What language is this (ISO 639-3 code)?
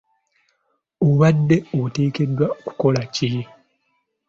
lug